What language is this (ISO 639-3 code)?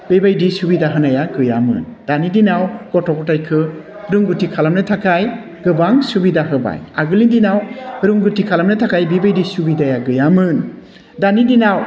brx